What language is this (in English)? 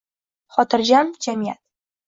Uzbek